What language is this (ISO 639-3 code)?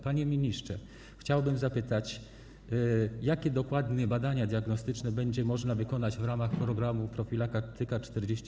pol